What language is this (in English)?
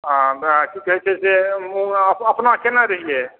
Maithili